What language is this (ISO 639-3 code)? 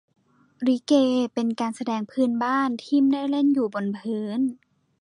tha